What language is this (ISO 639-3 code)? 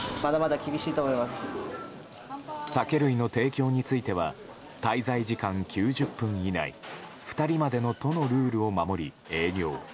jpn